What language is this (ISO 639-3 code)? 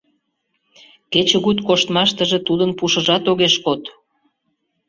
chm